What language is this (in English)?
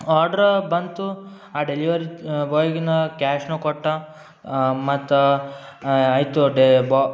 Kannada